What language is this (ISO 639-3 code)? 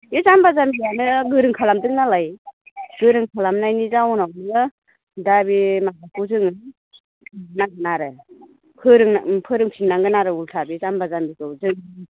brx